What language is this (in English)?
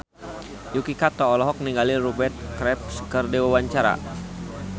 Sundanese